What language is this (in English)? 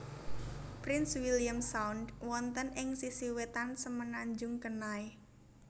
Javanese